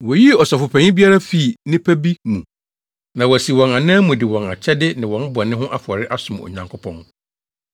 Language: Akan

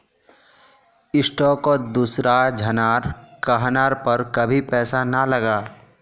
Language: Magahi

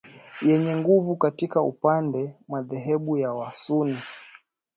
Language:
Swahili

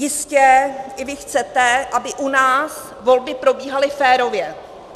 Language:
Czech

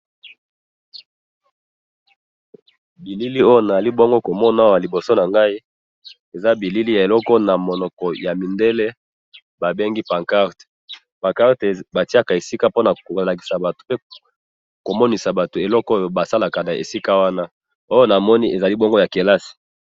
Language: Lingala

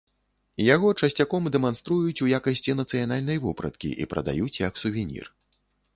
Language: Belarusian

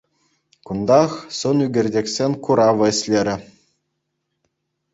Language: Chuvash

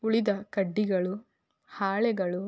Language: Kannada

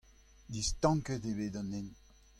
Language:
Breton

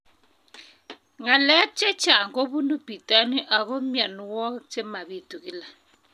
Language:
Kalenjin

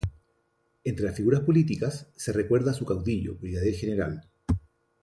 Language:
Spanish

